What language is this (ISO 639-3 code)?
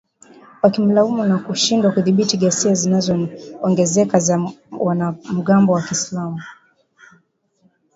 swa